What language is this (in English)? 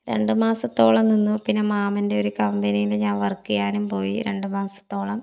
Malayalam